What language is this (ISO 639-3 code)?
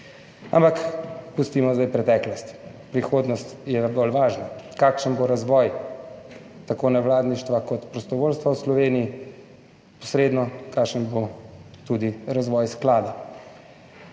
slv